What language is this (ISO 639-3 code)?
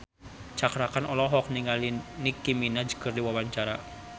sun